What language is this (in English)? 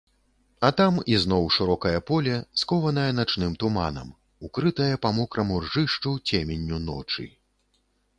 Belarusian